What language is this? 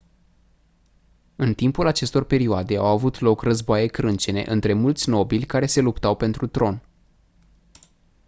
Romanian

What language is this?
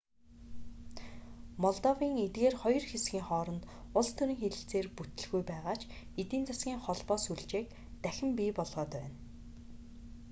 Mongolian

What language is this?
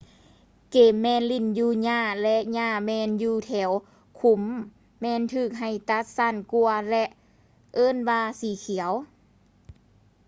Lao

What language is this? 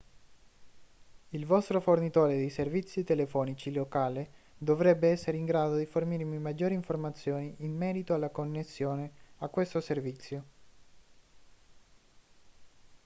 Italian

